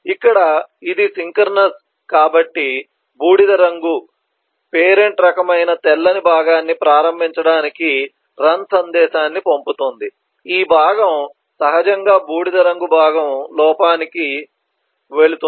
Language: Telugu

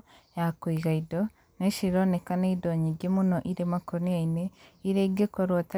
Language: Kikuyu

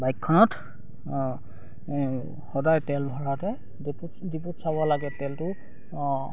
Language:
Assamese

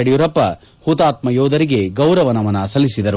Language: Kannada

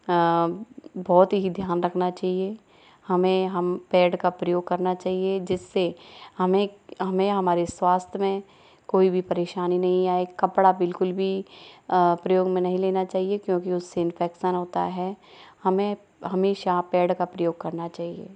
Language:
Hindi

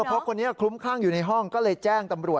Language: Thai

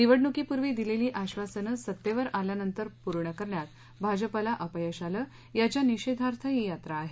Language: Marathi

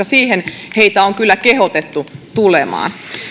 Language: Finnish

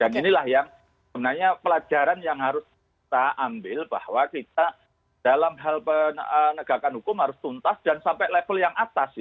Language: Indonesian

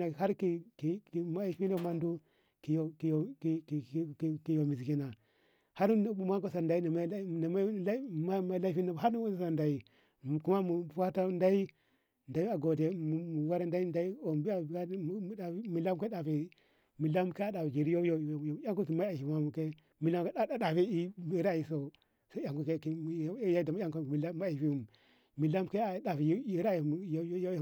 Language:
Ngamo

